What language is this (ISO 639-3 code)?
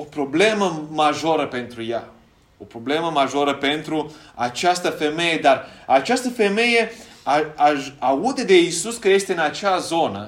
ron